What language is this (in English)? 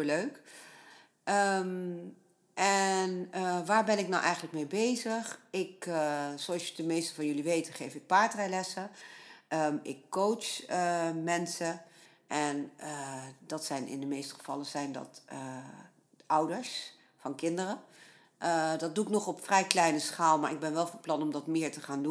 Dutch